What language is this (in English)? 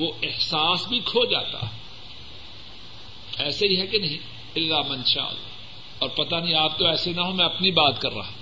Urdu